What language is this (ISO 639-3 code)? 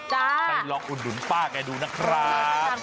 tha